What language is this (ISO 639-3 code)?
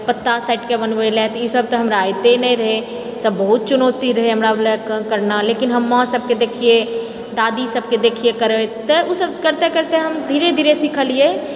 mai